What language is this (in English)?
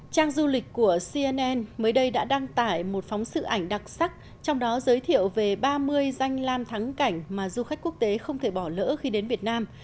Vietnamese